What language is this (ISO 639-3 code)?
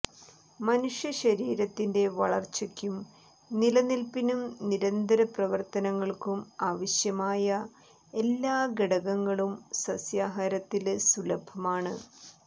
mal